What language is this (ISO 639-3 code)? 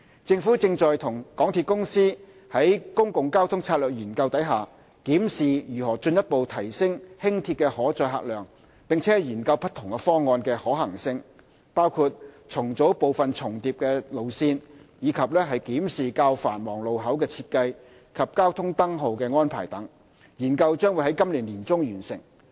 yue